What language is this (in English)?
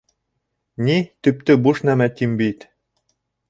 Bashkir